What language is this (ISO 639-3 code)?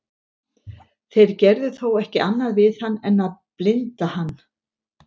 isl